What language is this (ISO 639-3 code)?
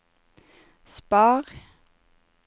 nor